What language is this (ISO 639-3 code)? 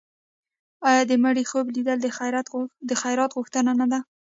pus